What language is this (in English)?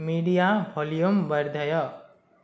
Sanskrit